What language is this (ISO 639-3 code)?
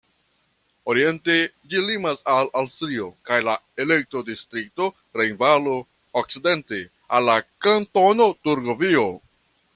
epo